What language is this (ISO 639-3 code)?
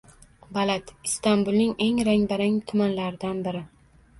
uzb